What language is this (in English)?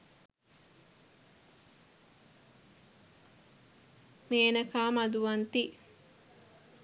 Sinhala